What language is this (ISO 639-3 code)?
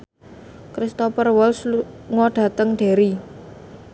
jav